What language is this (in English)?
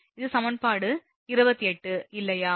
Tamil